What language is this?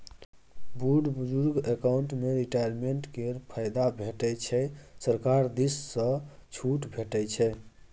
Maithili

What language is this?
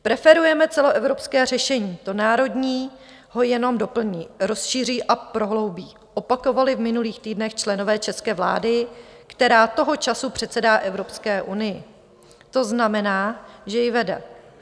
Czech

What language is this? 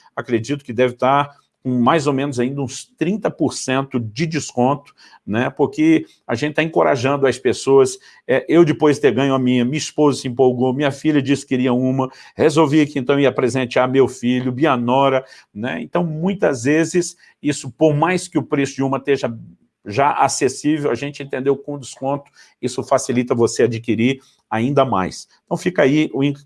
Portuguese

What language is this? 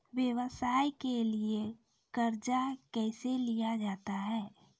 Maithili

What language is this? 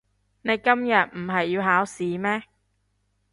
Cantonese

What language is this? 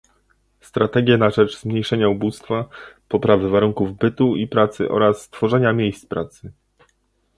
Polish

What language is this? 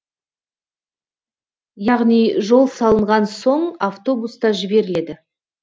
Kazakh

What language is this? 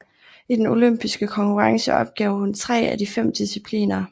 Danish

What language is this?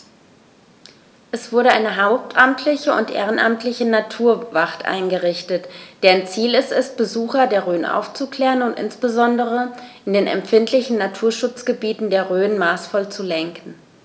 German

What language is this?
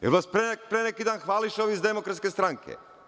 Serbian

